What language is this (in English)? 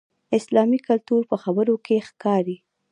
Pashto